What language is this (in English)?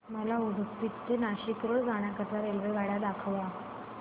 Marathi